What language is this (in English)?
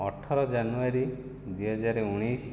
Odia